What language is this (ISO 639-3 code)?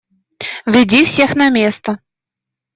rus